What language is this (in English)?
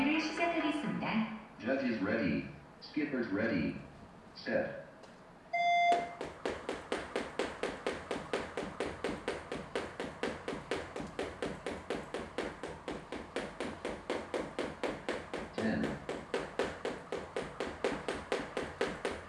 English